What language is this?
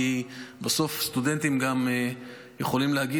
Hebrew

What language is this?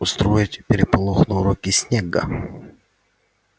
Russian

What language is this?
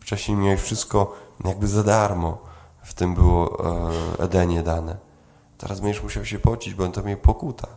Polish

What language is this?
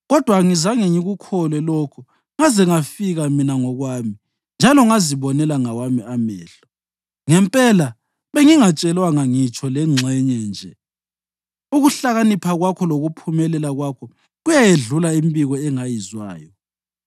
North Ndebele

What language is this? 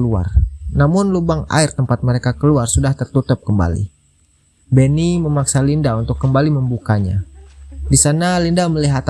Indonesian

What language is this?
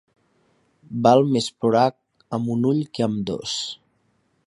Catalan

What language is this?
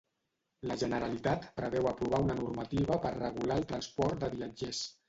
Catalan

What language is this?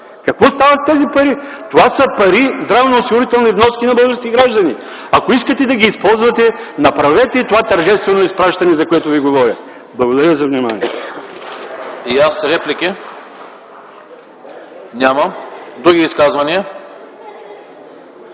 Bulgarian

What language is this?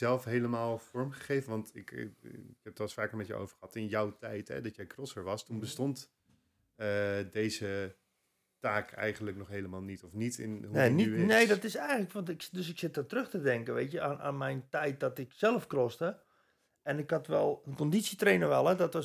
Dutch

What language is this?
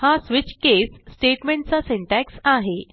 Marathi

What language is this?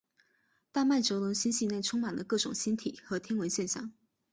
Chinese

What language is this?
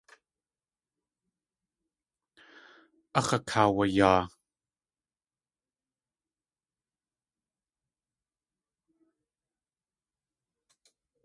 Tlingit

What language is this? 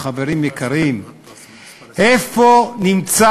Hebrew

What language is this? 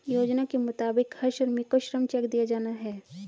Hindi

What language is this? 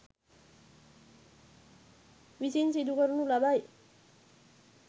Sinhala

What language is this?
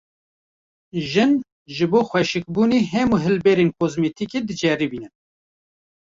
Kurdish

